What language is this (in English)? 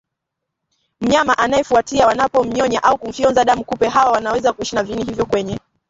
Swahili